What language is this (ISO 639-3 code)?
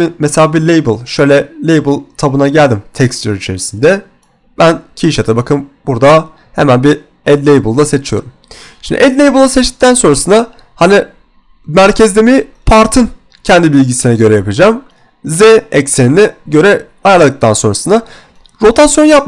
tur